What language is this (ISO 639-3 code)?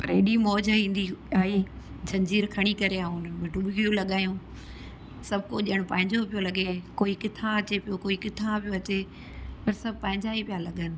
snd